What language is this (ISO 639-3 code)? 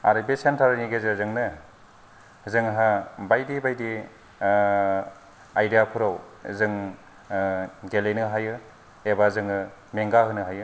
brx